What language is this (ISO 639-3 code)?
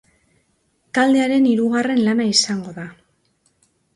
eus